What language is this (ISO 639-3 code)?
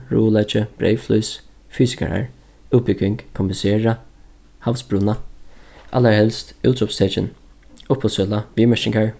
fao